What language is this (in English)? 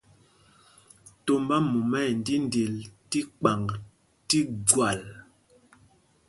Mpumpong